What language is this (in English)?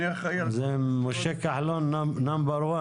Hebrew